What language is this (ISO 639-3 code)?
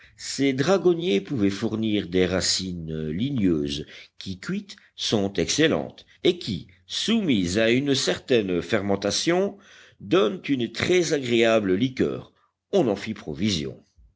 fra